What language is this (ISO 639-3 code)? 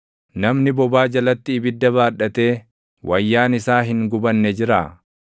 orm